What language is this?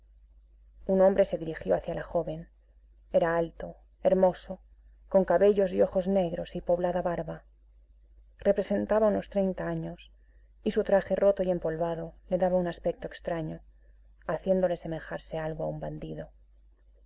Spanish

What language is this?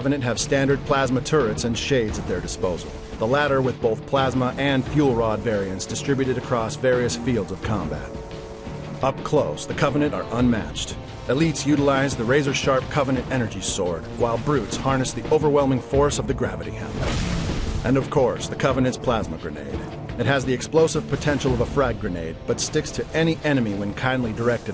English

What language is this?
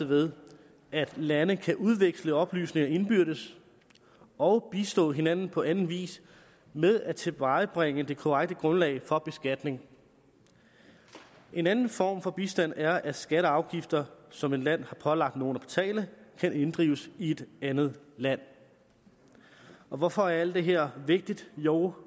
Danish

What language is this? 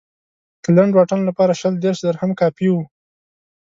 Pashto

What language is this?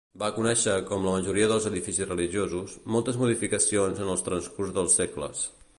Catalan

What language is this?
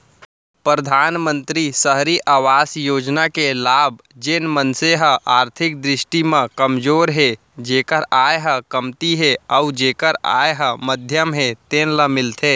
Chhattisgarhi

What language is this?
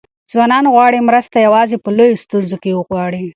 Pashto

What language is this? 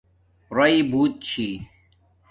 Domaaki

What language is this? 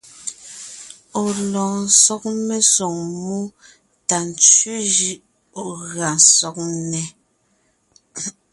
Ngiemboon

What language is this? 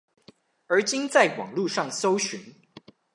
Chinese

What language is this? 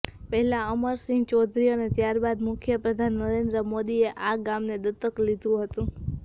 Gujarati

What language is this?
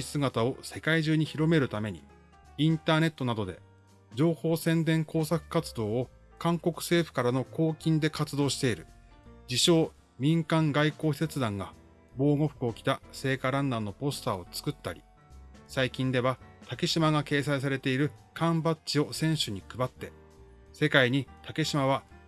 Japanese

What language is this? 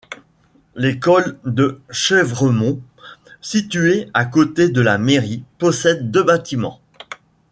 French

